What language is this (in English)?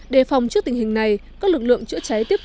Vietnamese